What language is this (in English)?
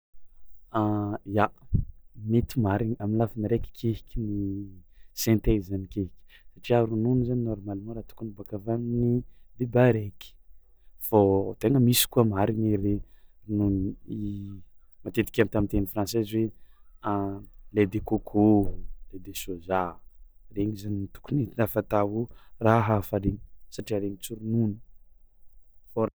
Tsimihety Malagasy